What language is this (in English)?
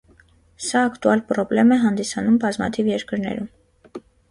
Armenian